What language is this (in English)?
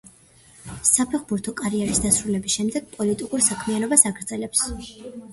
Georgian